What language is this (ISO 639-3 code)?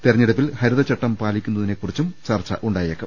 mal